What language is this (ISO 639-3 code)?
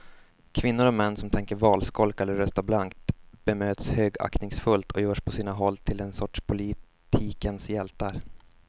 swe